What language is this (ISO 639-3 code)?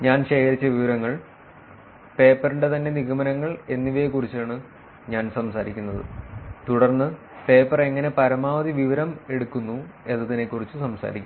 mal